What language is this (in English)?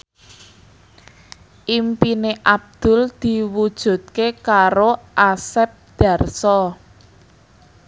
Javanese